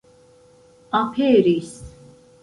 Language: Esperanto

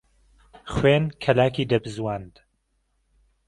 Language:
Central Kurdish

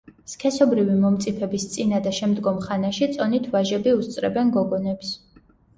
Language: Georgian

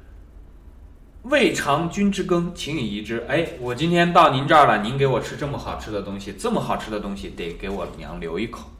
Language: Chinese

